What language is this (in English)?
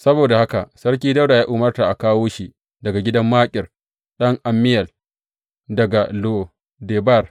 Hausa